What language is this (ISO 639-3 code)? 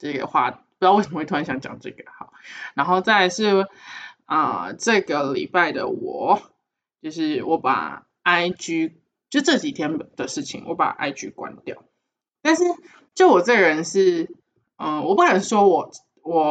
zho